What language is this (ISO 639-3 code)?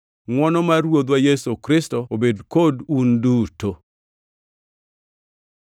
luo